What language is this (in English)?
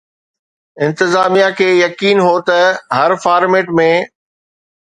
Sindhi